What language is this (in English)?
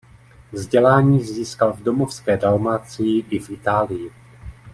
Czech